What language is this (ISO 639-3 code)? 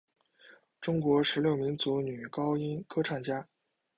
zho